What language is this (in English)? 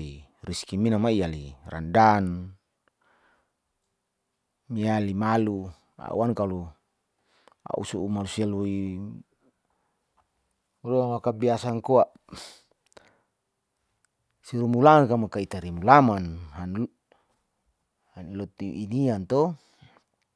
Saleman